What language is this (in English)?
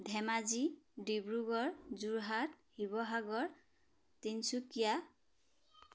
Assamese